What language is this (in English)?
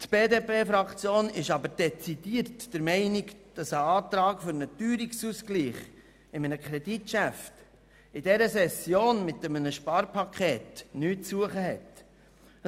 Swiss German